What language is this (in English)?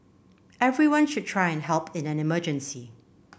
English